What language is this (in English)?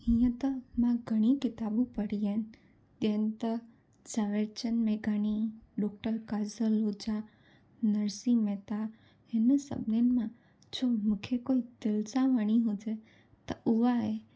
Sindhi